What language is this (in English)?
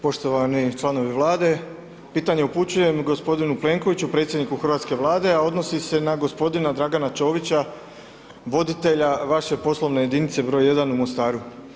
Croatian